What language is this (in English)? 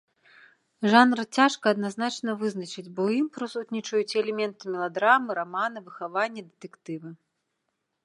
Belarusian